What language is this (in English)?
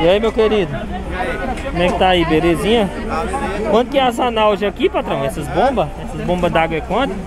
Portuguese